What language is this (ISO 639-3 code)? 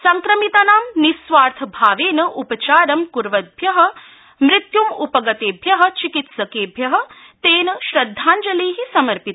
san